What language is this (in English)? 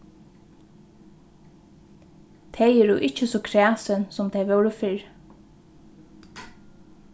Faroese